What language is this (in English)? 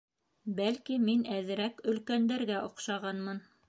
Bashkir